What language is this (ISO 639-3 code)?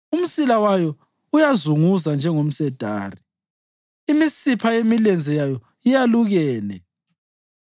nde